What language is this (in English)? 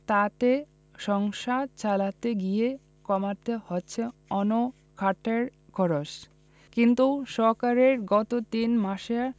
Bangla